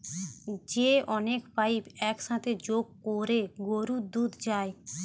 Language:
Bangla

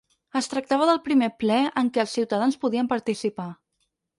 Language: Catalan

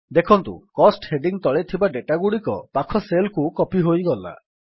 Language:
Odia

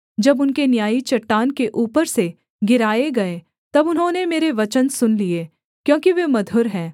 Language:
Hindi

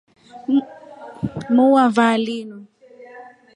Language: Rombo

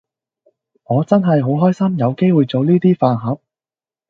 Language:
Cantonese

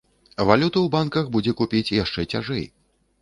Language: Belarusian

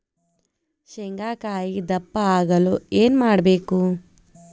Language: Kannada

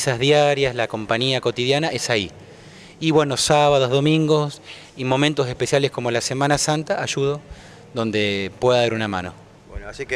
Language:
Spanish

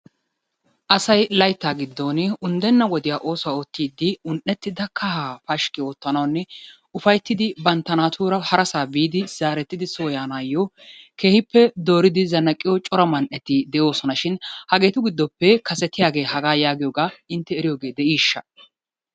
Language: Wolaytta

